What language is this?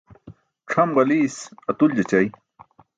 Burushaski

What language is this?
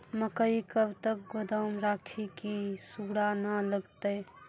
Maithili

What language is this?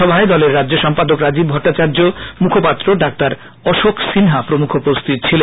Bangla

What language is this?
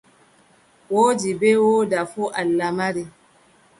Adamawa Fulfulde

